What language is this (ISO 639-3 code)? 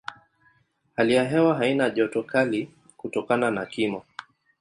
swa